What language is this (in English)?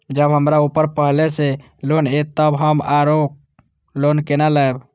Maithili